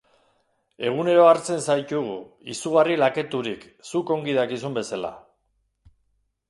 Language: Basque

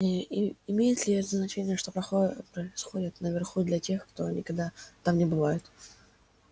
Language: Russian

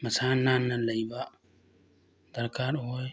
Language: Manipuri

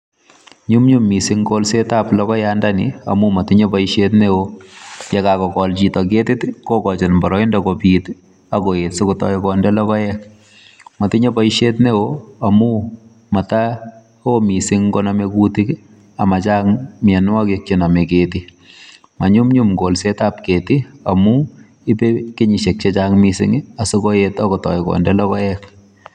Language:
Kalenjin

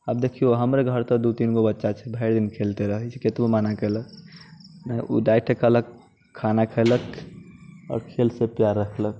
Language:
Maithili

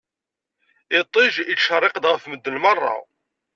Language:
Kabyle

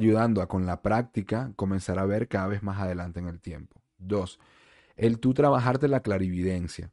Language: Spanish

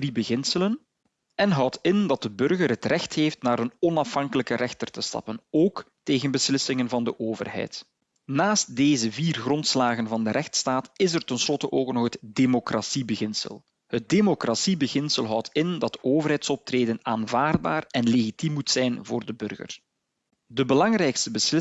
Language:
Dutch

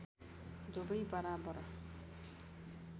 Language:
Nepali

